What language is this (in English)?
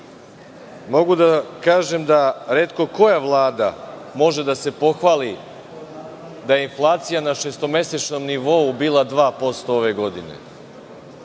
Serbian